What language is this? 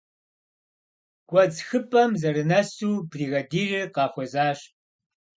Kabardian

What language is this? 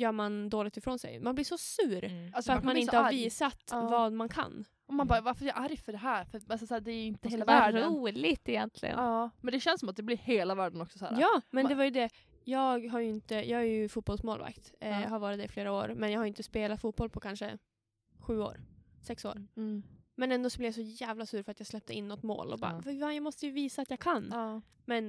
Swedish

